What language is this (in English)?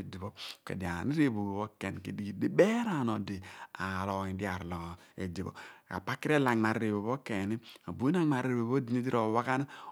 Abua